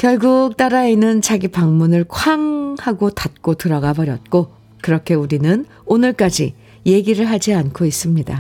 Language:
Korean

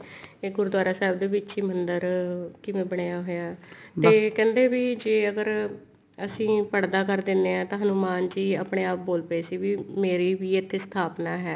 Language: Punjabi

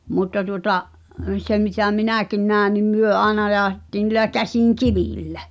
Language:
Finnish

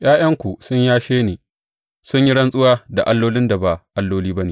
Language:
Hausa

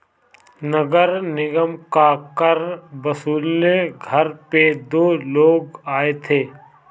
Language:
Hindi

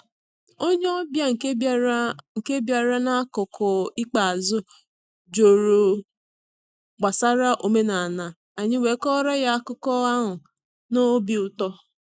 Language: Igbo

